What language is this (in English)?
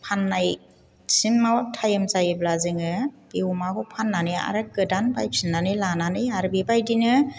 Bodo